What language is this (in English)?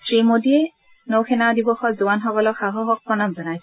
Assamese